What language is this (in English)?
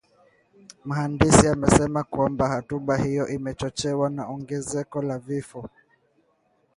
Swahili